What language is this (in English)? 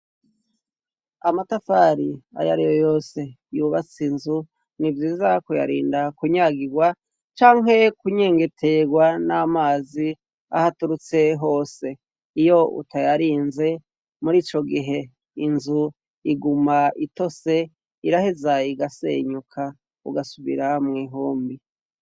Rundi